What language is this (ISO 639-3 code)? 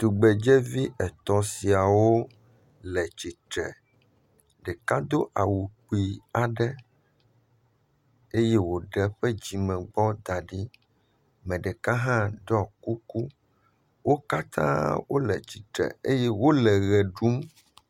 ewe